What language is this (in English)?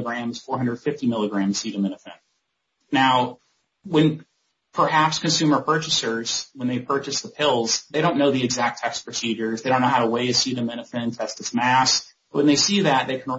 English